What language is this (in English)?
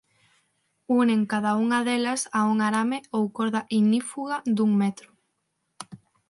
Galician